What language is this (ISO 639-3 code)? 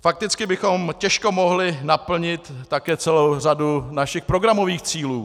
ces